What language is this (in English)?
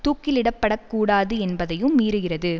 Tamil